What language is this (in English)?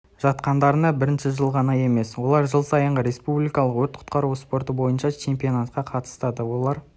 Kazakh